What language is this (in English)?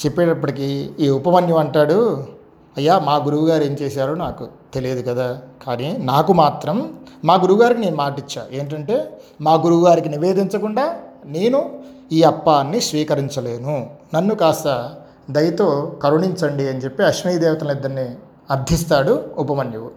Telugu